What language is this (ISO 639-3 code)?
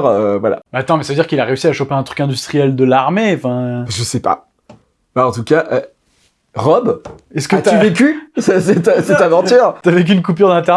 fra